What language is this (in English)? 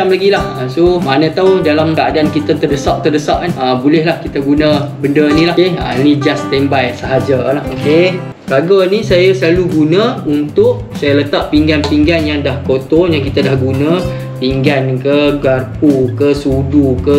Malay